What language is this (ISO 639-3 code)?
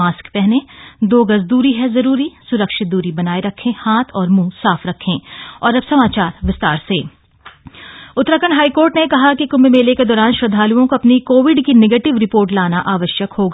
hin